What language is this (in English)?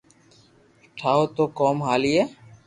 Loarki